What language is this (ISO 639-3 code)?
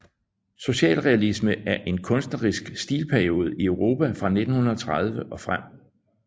dan